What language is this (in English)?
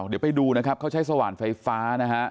Thai